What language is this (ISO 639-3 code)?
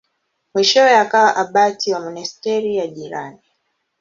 swa